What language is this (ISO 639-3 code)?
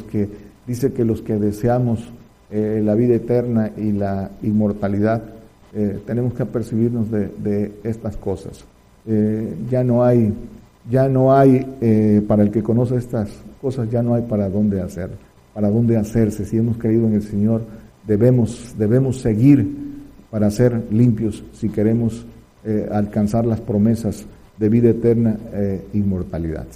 spa